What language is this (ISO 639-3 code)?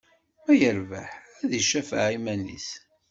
kab